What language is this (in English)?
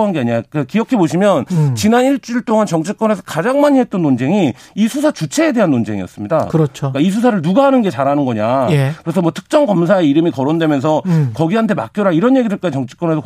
Korean